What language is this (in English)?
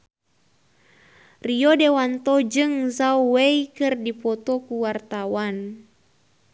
Sundanese